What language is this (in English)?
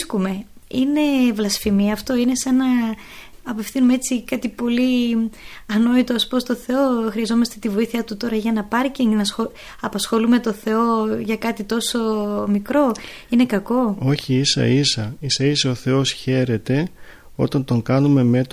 Greek